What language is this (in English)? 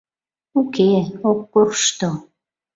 Mari